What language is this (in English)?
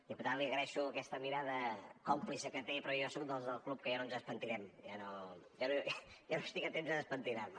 Catalan